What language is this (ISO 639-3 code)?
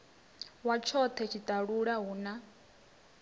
ven